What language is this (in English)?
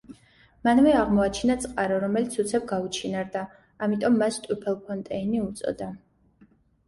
Georgian